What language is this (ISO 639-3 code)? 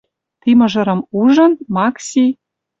mrj